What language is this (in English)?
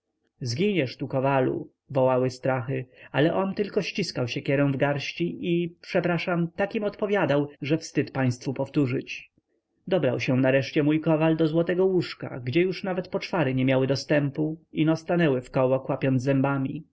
Polish